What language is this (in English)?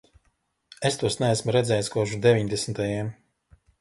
Latvian